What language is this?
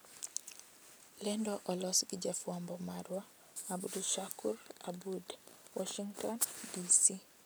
Luo (Kenya and Tanzania)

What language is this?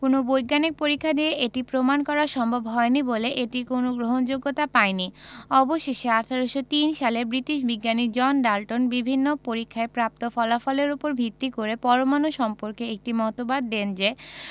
Bangla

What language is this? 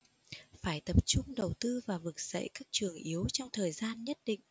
Vietnamese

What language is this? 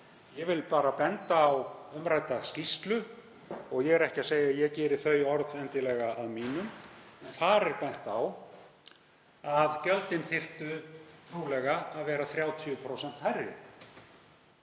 Icelandic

